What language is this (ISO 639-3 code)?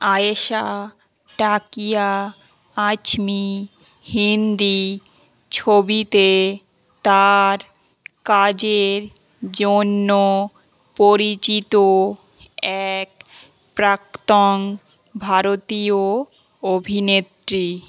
ben